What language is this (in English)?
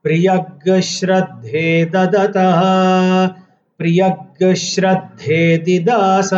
Hindi